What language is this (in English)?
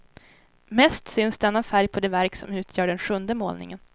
Swedish